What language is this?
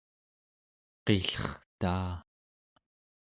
Central Yupik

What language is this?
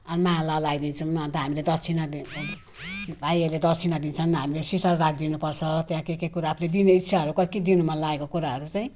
Nepali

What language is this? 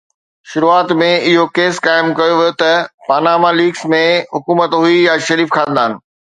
Sindhi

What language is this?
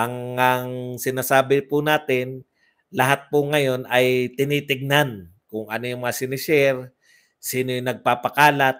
Filipino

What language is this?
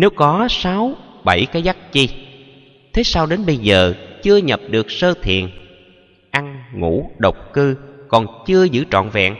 Vietnamese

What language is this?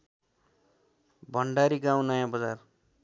Nepali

